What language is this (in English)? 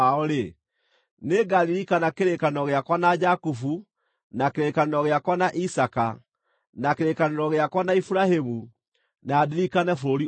Kikuyu